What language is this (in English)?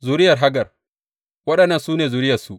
Hausa